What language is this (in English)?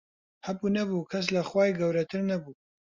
Central Kurdish